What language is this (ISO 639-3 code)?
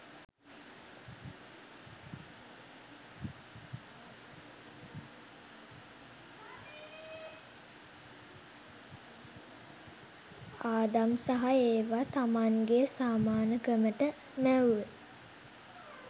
sin